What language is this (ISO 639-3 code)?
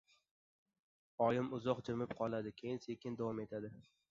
uzb